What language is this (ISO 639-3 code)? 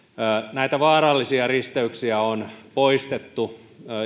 fin